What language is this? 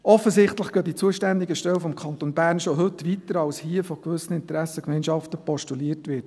Swiss German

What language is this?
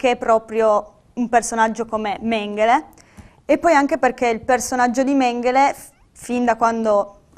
Italian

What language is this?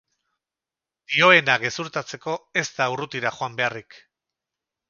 Basque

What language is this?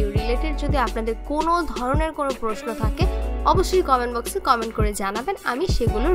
Hindi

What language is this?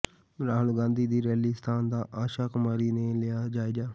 Punjabi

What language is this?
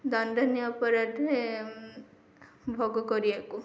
Odia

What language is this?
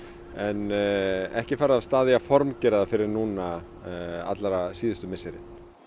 Icelandic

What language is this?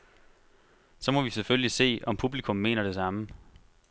Danish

